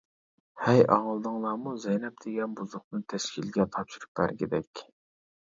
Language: Uyghur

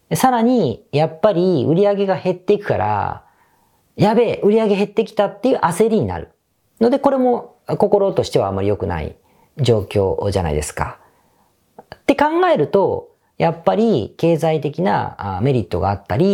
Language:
Japanese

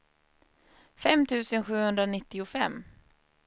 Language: Swedish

